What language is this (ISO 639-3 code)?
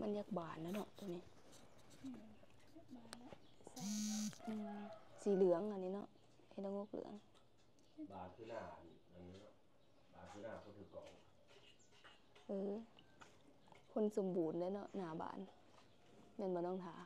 tha